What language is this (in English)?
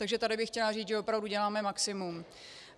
Czech